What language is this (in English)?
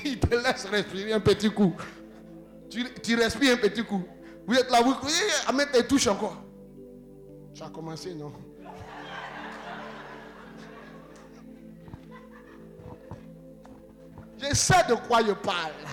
French